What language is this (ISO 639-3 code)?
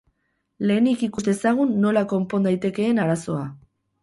eus